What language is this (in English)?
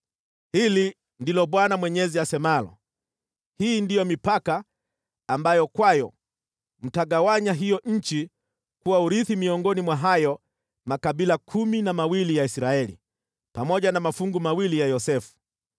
Swahili